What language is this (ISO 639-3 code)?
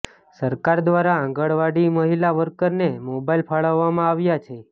guj